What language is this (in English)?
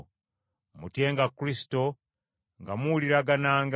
Ganda